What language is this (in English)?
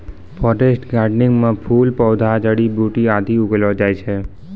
Maithili